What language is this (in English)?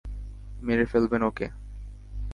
Bangla